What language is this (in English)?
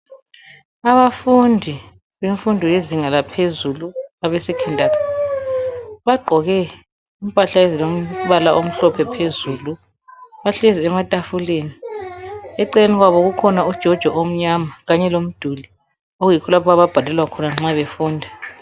North Ndebele